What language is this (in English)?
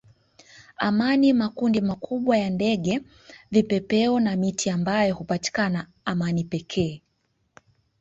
Swahili